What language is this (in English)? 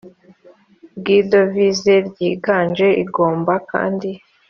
Kinyarwanda